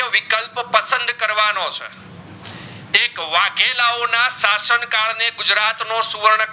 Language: Gujarati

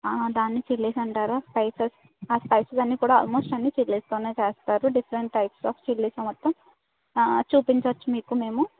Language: Telugu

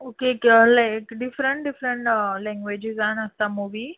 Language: Konkani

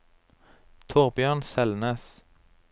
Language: Norwegian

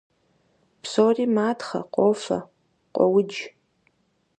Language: Kabardian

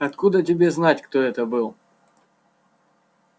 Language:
Russian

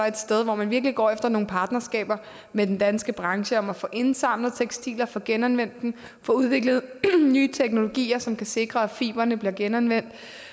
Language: Danish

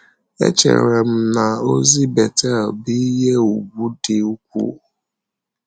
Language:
Igbo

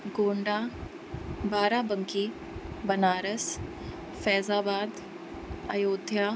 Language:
Sindhi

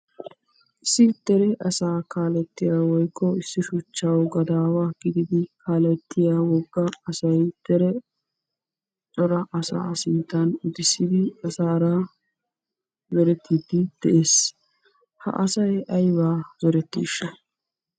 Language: Wolaytta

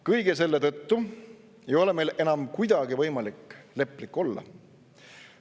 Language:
Estonian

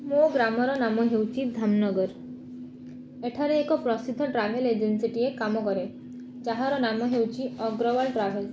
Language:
Odia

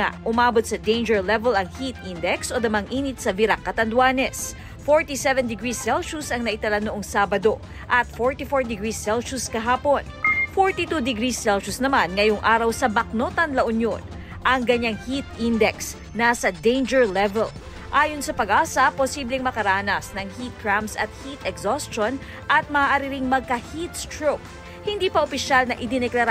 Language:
Filipino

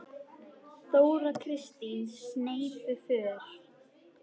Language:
Icelandic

